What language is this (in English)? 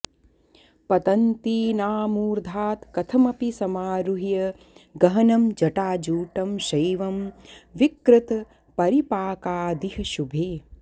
Sanskrit